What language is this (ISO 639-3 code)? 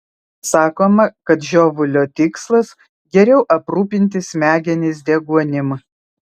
lit